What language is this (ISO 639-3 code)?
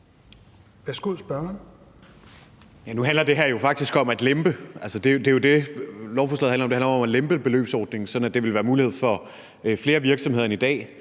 dan